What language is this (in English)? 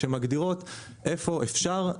Hebrew